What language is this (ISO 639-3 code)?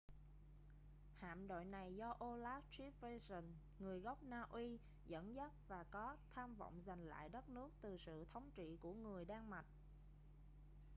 vie